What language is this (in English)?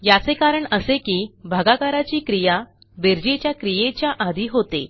Marathi